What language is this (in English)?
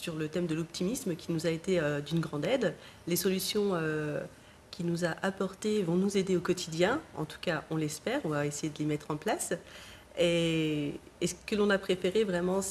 French